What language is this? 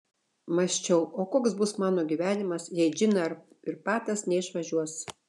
Lithuanian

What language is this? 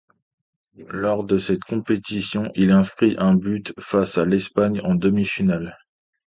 French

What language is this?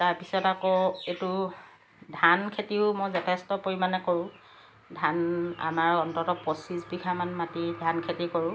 Assamese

